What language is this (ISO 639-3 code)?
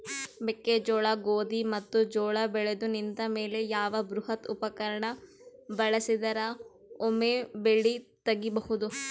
kan